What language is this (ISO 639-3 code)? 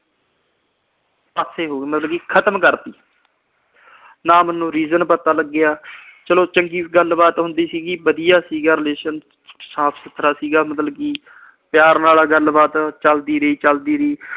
pan